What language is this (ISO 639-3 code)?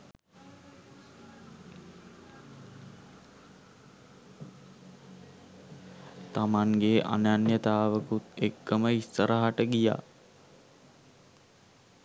sin